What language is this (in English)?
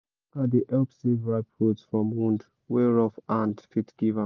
Nigerian Pidgin